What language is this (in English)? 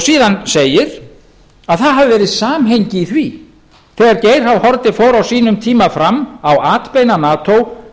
Icelandic